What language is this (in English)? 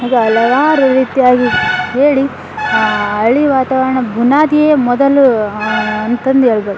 Kannada